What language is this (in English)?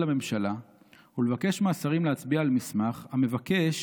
Hebrew